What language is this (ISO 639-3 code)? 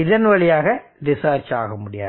tam